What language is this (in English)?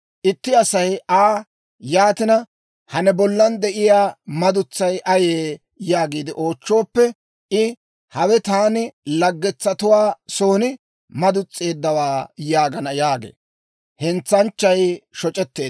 Dawro